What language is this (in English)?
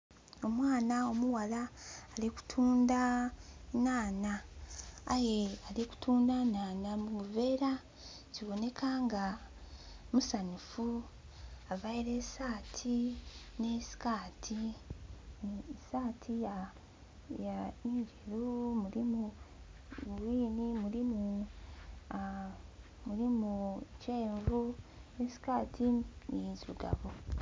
Soga